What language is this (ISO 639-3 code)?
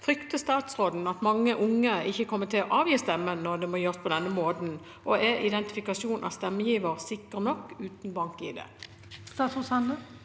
nor